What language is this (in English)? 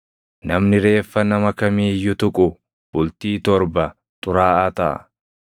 Oromo